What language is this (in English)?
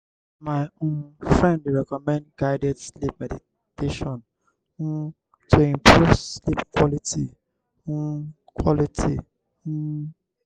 Nigerian Pidgin